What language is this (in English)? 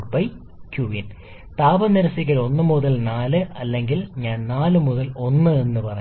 Malayalam